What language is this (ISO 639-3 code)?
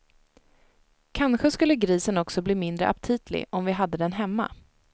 swe